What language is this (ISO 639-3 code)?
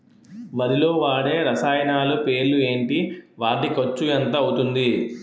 tel